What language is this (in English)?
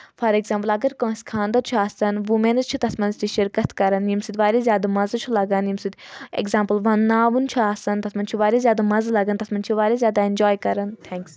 Kashmiri